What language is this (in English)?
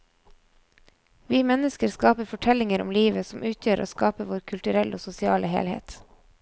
Norwegian